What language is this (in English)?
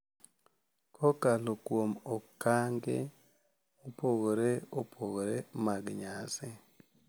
Luo (Kenya and Tanzania)